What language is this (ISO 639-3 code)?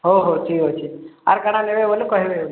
ori